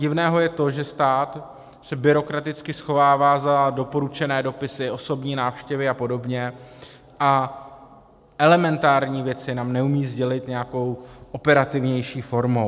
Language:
Czech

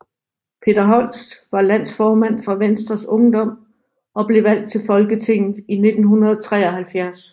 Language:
Danish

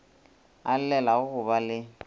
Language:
Northern Sotho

